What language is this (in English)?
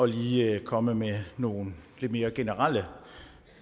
Danish